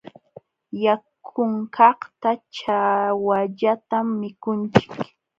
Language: Jauja Wanca Quechua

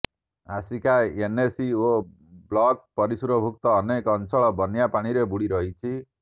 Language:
Odia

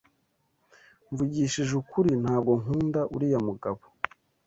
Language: Kinyarwanda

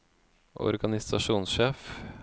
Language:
Norwegian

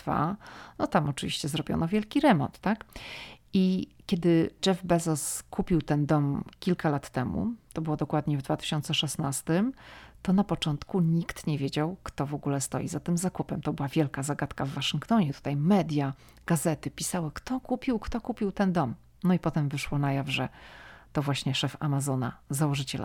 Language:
Polish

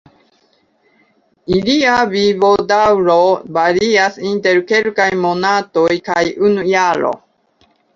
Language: Esperanto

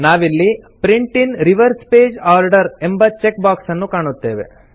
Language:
Kannada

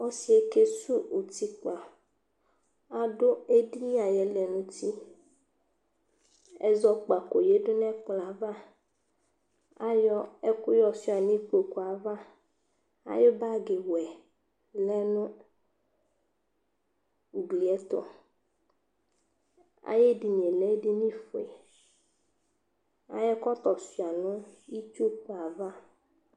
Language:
Ikposo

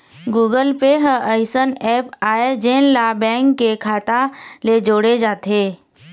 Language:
Chhattisgarhi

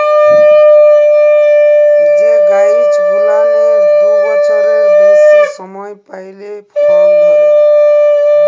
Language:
Bangla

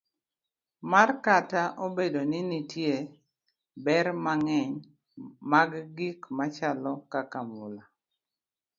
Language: Luo (Kenya and Tanzania)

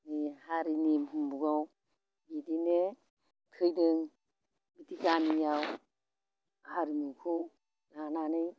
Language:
Bodo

